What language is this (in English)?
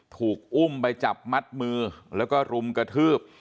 Thai